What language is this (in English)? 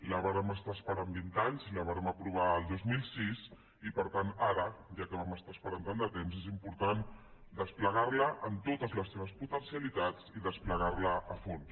Catalan